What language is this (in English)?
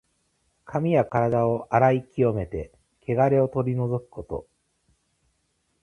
Japanese